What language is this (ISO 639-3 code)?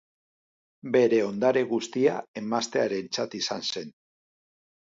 eus